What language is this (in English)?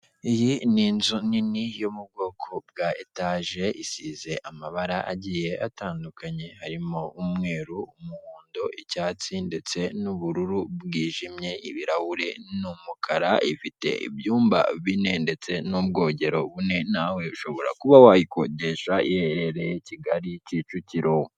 Kinyarwanda